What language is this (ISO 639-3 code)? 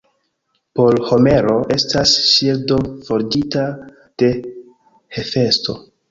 epo